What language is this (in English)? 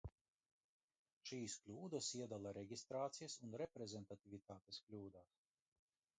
Latvian